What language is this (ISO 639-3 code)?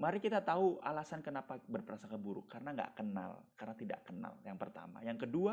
ind